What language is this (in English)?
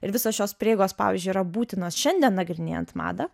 Lithuanian